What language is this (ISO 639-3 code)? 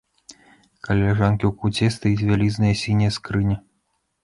bel